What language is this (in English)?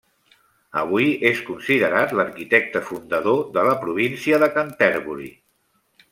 Catalan